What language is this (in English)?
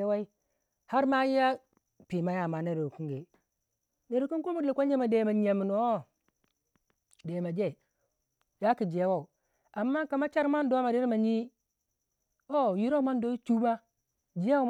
Waja